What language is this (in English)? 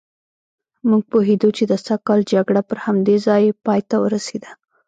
Pashto